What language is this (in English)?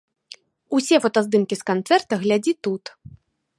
Belarusian